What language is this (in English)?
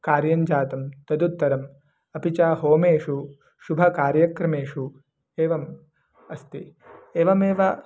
Sanskrit